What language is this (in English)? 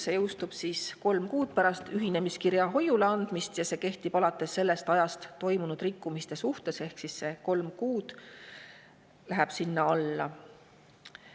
Estonian